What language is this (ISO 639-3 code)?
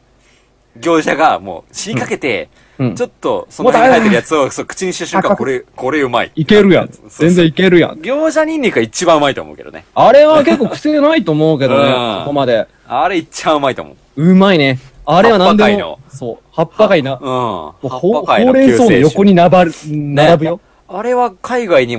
jpn